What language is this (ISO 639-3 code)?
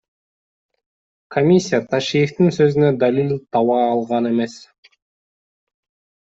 kir